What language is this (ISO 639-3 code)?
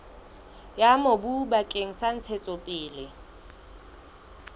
sot